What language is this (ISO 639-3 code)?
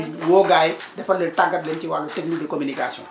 wol